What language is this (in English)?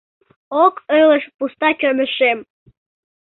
Mari